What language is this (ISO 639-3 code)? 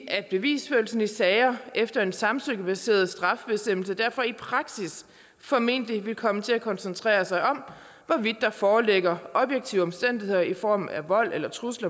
dan